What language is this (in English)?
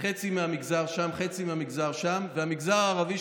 Hebrew